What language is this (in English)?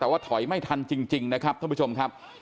Thai